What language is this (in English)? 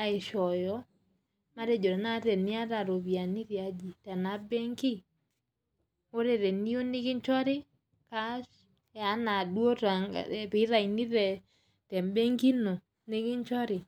Masai